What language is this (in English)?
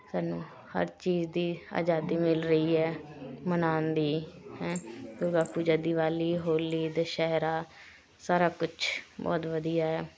Punjabi